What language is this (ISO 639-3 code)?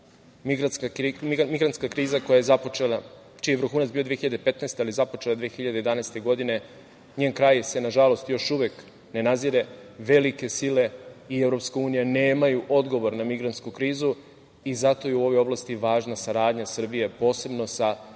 srp